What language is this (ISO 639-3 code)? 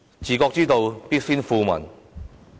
yue